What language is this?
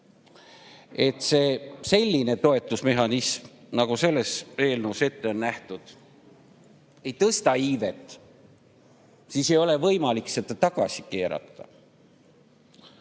Estonian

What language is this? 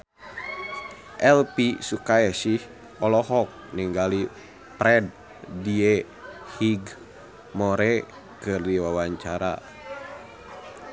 Sundanese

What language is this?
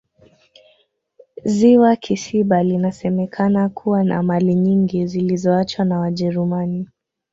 Swahili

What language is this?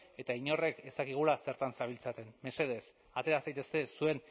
Basque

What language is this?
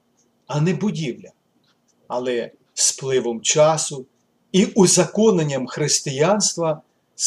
Ukrainian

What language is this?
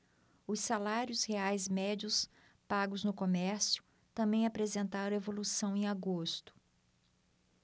Portuguese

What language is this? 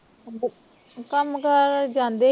Punjabi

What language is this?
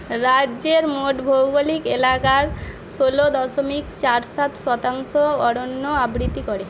Bangla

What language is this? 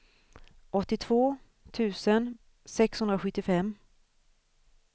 Swedish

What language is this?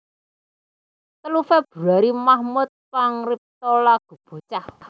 Javanese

